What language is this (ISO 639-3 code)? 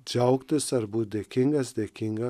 lit